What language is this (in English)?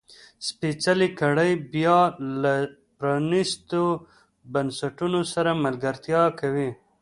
Pashto